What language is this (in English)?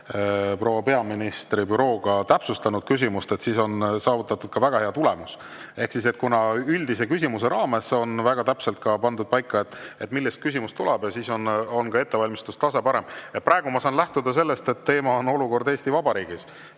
Estonian